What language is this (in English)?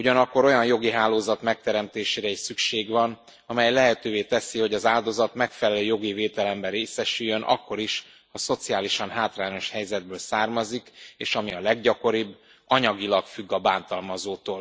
Hungarian